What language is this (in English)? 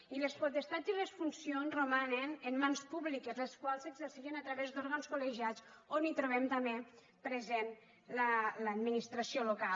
Catalan